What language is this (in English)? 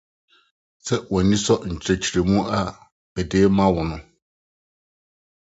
Akan